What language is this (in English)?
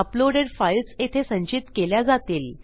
Marathi